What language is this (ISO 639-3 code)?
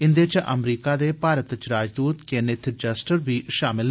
doi